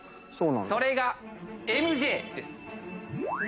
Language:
Japanese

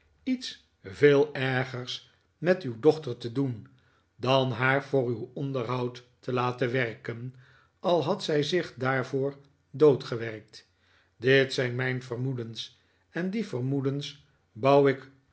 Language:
Dutch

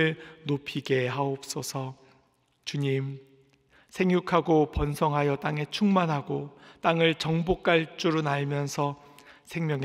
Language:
Korean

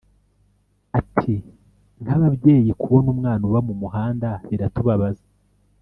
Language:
Kinyarwanda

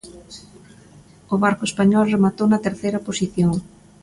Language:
Galician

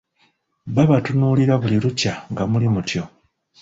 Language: Ganda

